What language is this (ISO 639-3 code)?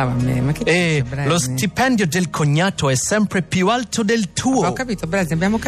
ita